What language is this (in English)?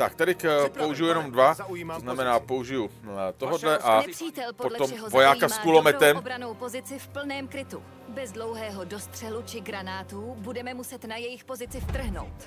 Czech